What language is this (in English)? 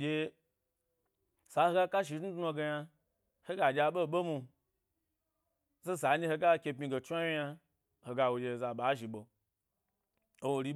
Gbari